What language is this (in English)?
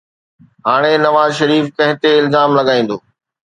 Sindhi